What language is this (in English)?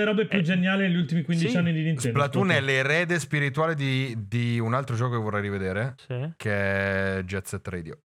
Italian